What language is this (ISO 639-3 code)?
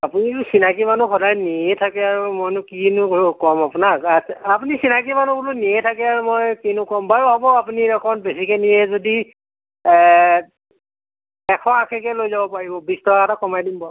asm